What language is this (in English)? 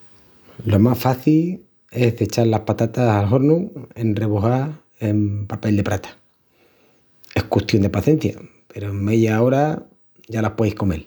Extremaduran